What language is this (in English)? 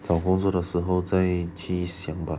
English